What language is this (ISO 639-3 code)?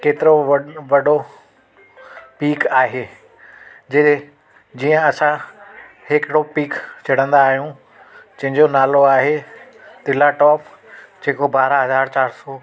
snd